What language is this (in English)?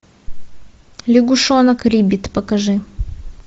Russian